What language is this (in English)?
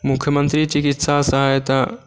Maithili